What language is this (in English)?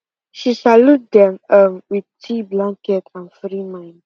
Nigerian Pidgin